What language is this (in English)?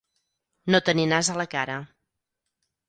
Catalan